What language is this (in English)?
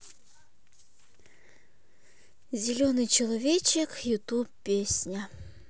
Russian